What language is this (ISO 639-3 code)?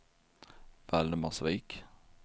swe